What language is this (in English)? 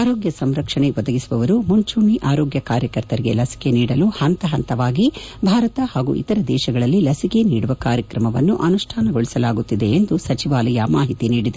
Kannada